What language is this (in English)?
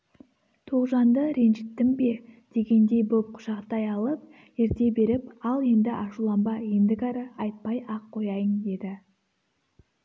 Kazakh